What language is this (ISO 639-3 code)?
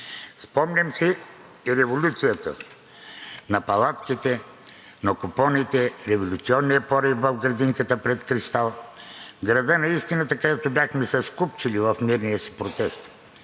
bul